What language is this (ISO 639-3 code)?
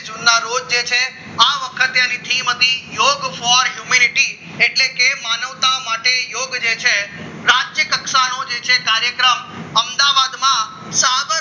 guj